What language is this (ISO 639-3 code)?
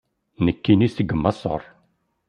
kab